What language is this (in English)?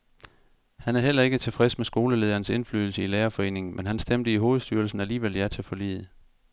Danish